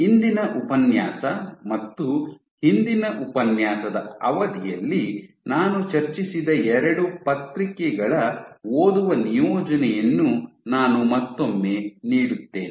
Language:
Kannada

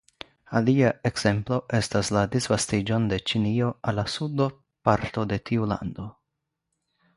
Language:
Esperanto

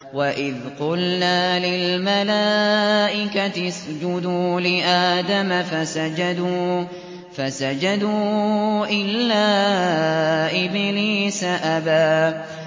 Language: Arabic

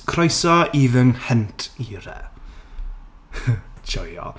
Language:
Welsh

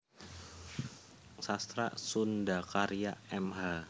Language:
Javanese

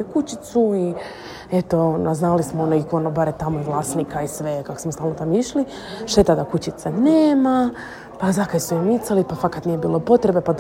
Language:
Croatian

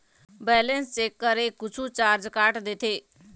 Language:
Chhattisgarhi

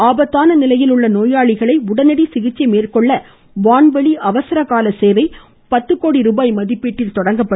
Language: Tamil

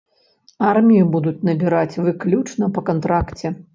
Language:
Belarusian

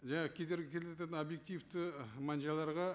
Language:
Kazakh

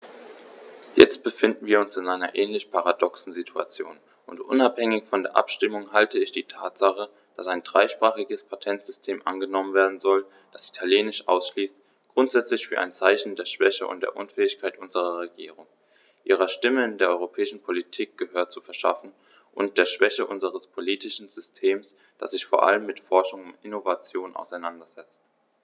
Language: German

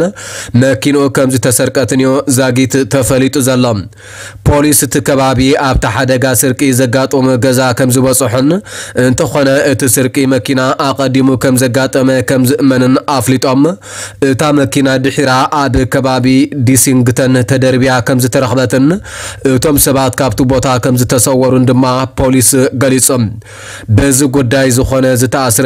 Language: Arabic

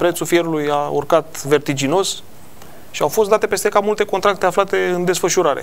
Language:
Romanian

